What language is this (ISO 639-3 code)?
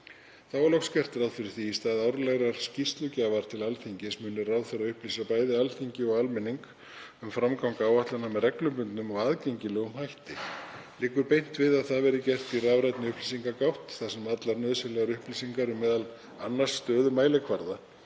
isl